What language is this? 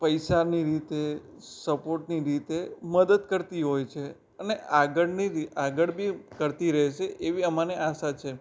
Gujarati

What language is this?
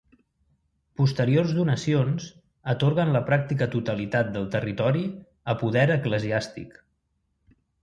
Catalan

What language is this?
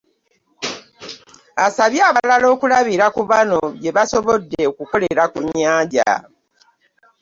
Ganda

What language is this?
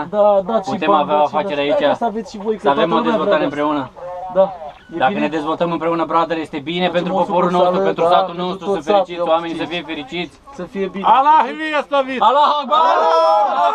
Romanian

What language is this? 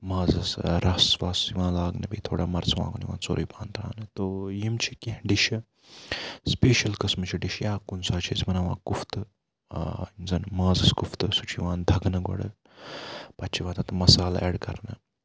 Kashmiri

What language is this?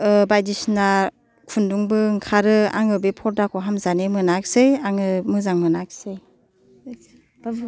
Bodo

